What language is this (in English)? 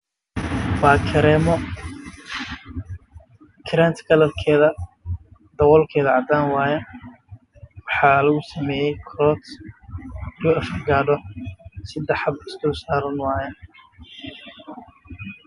Somali